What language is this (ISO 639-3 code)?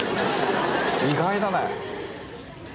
jpn